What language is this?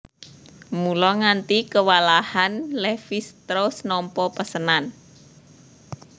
Javanese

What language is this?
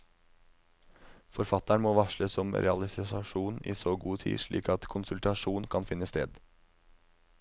Norwegian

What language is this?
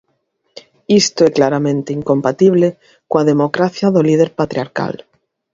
Galician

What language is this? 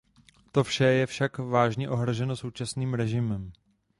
Czech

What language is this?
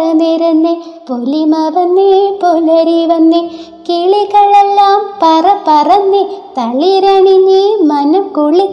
Malayalam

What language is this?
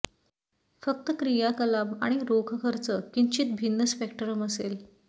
Marathi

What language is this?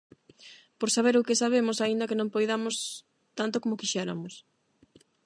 Galician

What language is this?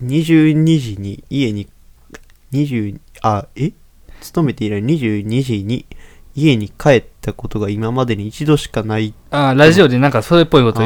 Japanese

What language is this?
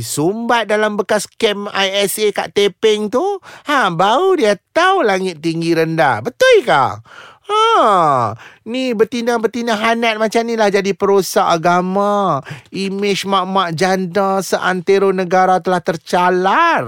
Malay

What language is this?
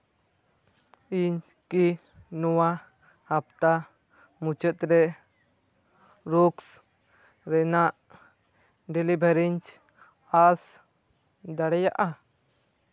Santali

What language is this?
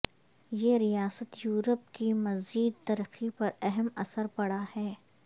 Urdu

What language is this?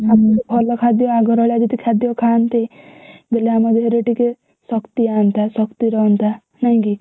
Odia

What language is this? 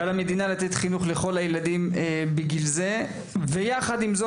Hebrew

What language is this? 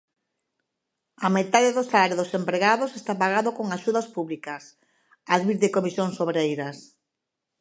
Galician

